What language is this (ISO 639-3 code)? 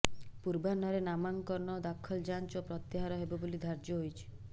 ori